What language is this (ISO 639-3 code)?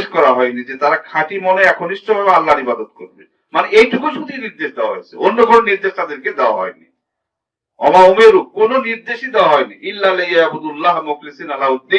ind